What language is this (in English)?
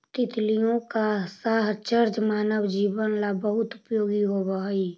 Magahi